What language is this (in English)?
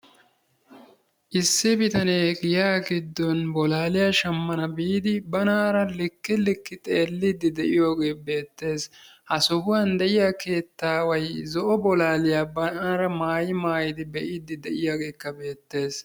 Wolaytta